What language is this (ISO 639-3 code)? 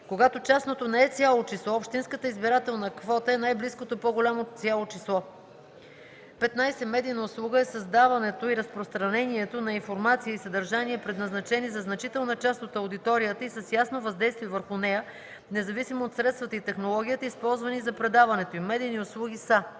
bul